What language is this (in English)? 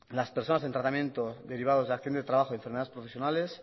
Spanish